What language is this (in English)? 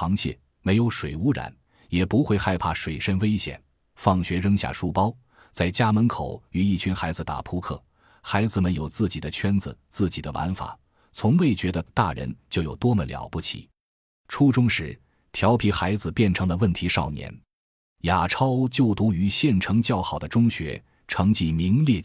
Chinese